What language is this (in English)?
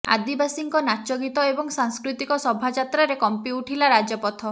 Odia